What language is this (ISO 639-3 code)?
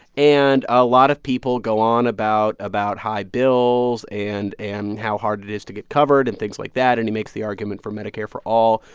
eng